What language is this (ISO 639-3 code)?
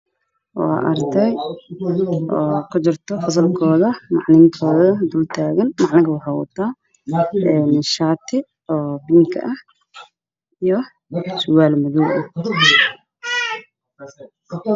som